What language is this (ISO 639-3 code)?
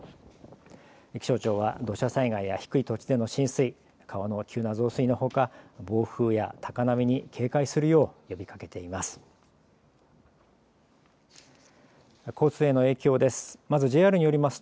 jpn